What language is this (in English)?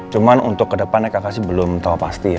Indonesian